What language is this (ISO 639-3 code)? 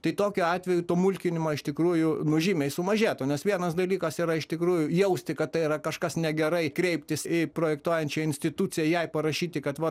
lit